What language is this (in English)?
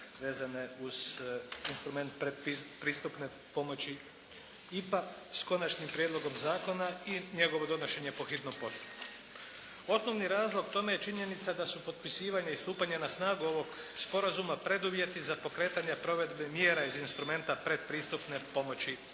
Croatian